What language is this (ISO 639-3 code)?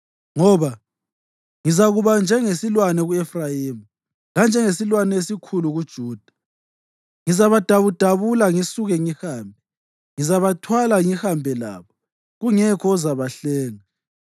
nde